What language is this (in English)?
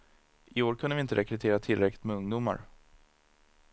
Swedish